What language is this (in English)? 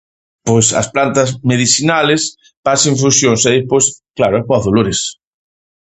Galician